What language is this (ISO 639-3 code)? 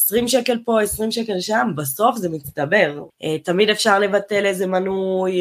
heb